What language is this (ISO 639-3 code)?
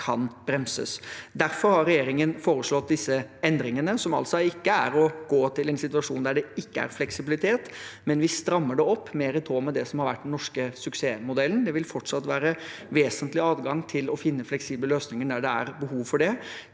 nor